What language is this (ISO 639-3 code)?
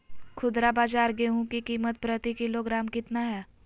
mag